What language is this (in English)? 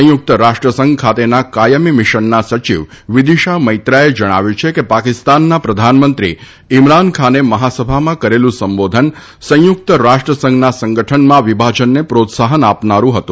Gujarati